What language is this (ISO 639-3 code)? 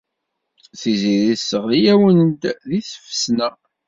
kab